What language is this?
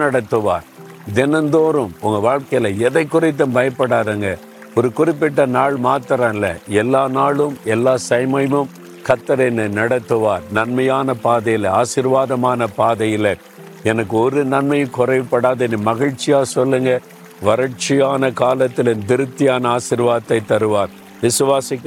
Tamil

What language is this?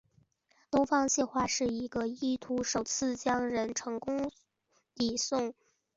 Chinese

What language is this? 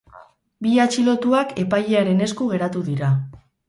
Basque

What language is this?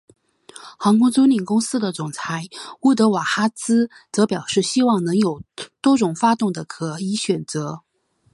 Chinese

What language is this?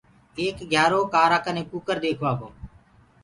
Gurgula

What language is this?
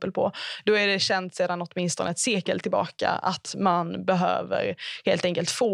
Swedish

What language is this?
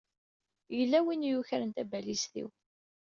Kabyle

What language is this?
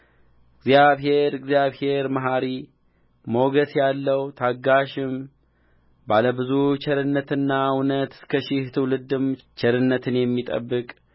Amharic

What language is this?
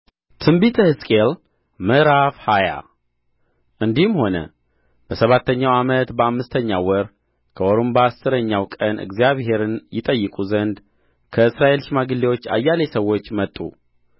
Amharic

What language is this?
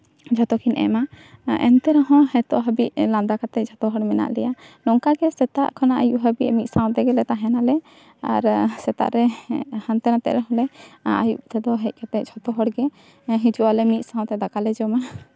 Santali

